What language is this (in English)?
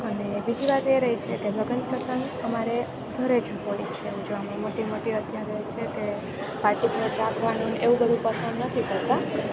Gujarati